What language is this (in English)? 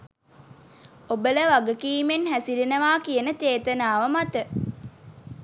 Sinhala